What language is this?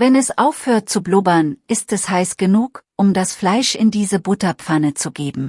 German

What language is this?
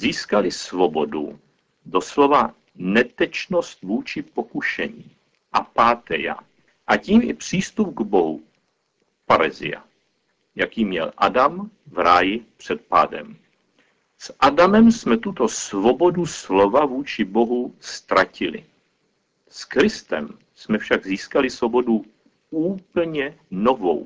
Czech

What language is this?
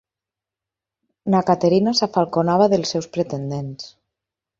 Catalan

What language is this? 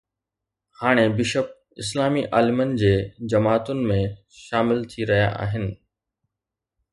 Sindhi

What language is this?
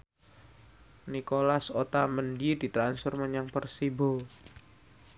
Javanese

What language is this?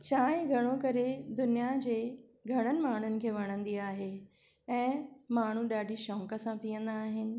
Sindhi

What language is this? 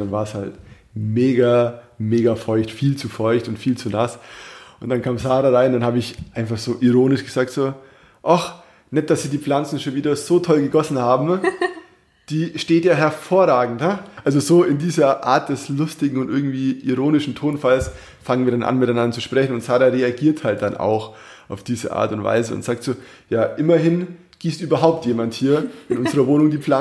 German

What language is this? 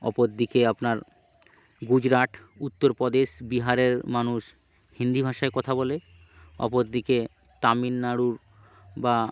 Bangla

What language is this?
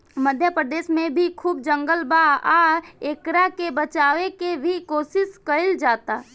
Bhojpuri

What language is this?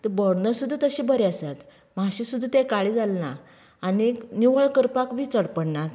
Konkani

